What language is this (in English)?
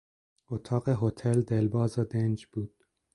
Persian